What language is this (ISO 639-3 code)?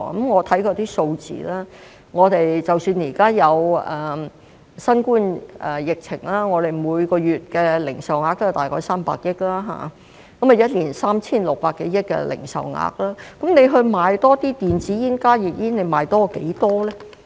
yue